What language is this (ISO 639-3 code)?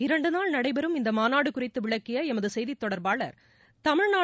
tam